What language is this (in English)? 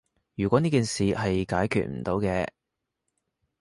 Cantonese